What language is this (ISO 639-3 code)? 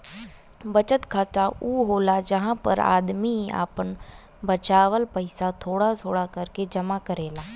bho